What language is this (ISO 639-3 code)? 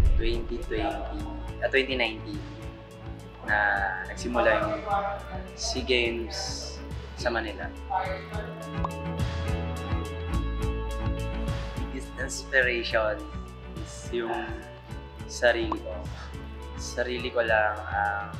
fil